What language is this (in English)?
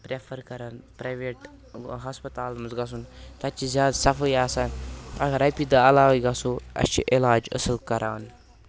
Kashmiri